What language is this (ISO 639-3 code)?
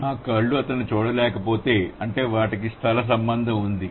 tel